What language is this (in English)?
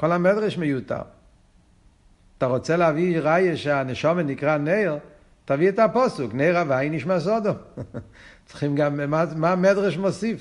Hebrew